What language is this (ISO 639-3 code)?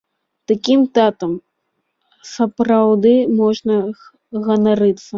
bel